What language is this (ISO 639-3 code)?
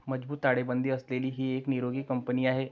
mar